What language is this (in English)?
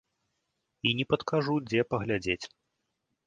Belarusian